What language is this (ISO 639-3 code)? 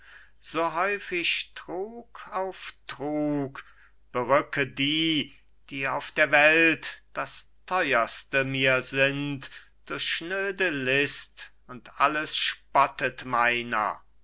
deu